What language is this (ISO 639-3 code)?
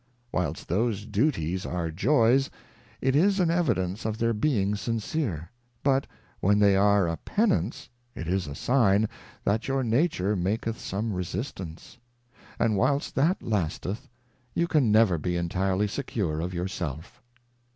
eng